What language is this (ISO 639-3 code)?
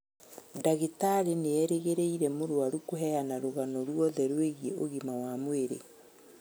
kik